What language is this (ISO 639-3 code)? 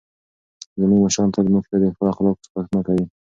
pus